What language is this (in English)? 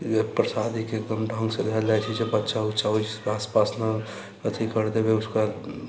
Maithili